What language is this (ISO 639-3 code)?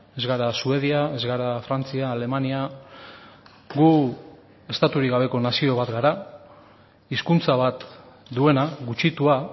eus